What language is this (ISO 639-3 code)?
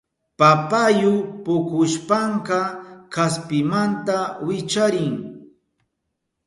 qup